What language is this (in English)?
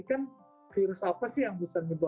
Indonesian